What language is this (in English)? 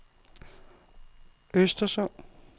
Danish